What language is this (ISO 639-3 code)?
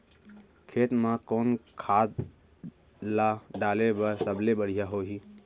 hne